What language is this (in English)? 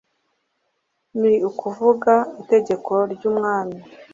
Kinyarwanda